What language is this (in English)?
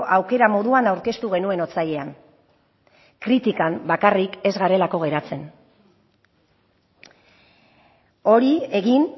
Basque